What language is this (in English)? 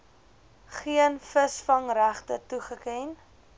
Afrikaans